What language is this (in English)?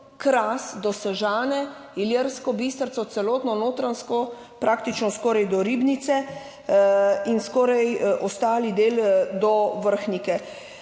Slovenian